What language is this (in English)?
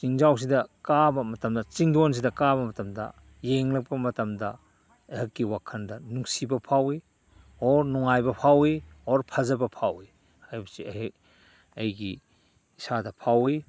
Manipuri